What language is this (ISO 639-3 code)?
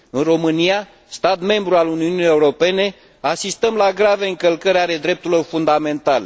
ron